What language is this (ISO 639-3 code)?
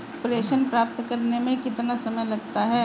hin